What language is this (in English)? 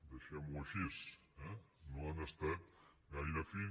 Catalan